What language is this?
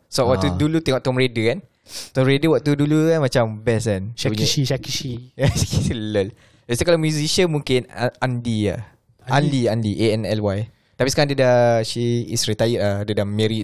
Malay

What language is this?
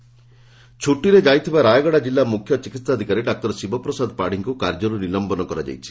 Odia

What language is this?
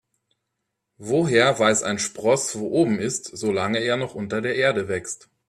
German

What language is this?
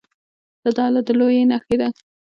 Pashto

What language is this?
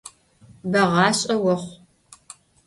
Adyghe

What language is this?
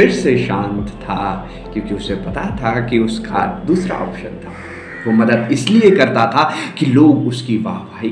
Hindi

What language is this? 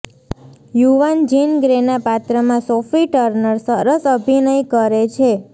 Gujarati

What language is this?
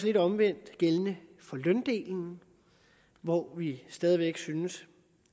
Danish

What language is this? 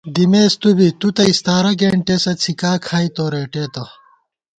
Gawar-Bati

